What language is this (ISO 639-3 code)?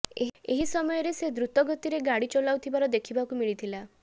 ori